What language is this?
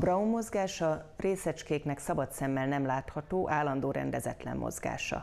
Hungarian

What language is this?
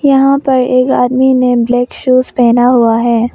Hindi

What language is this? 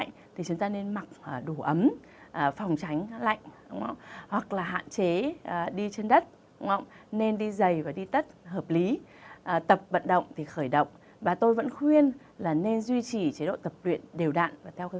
Vietnamese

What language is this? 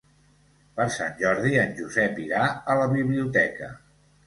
Catalan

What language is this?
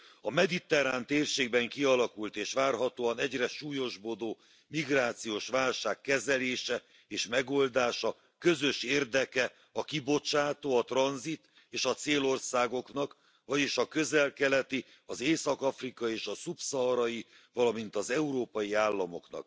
Hungarian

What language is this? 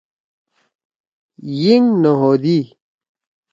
Torwali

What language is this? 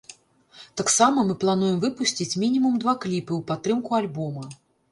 Belarusian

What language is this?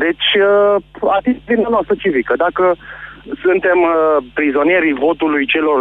Romanian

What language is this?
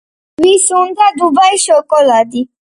Georgian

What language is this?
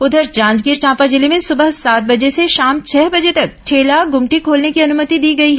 Hindi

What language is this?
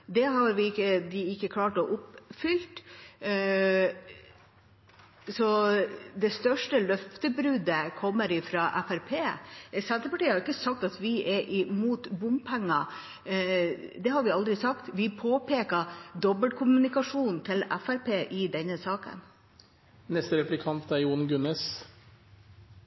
Norwegian Bokmål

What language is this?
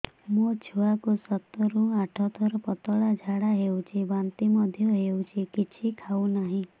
Odia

